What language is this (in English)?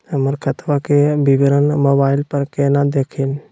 Magahi